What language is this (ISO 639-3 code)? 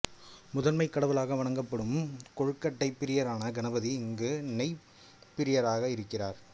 tam